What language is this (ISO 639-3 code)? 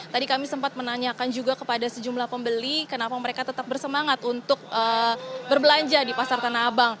ind